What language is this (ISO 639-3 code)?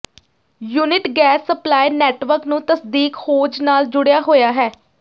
pan